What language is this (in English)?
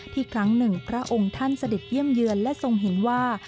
Thai